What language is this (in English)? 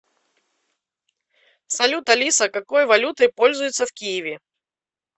Russian